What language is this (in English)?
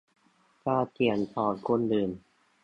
Thai